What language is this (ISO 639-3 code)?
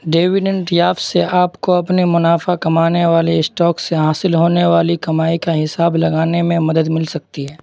urd